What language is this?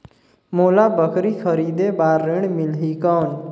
Chhattisgarhi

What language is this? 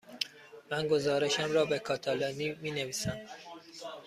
Persian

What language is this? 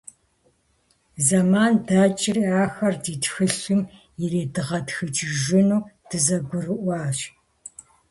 Kabardian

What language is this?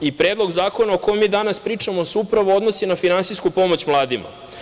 Serbian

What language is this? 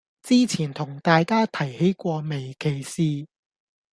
Cantonese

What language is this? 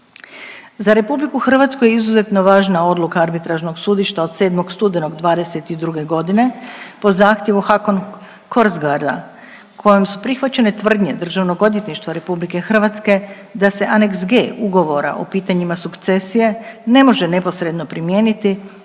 Croatian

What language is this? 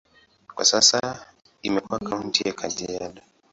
Swahili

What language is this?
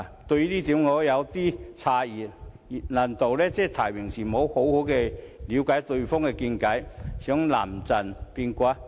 Cantonese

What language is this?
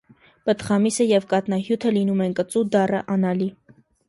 Armenian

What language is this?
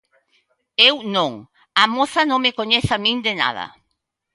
Galician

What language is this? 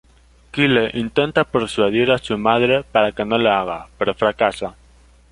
Spanish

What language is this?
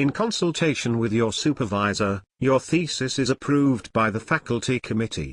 English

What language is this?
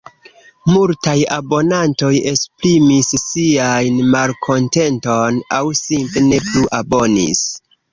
Esperanto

